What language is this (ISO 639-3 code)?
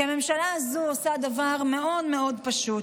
heb